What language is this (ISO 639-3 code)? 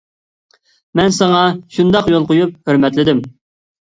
uig